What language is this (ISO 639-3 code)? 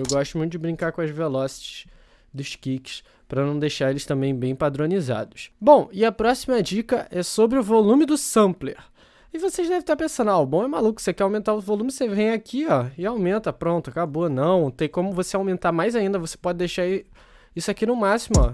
por